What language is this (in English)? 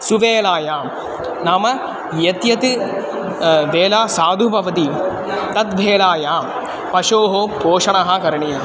Sanskrit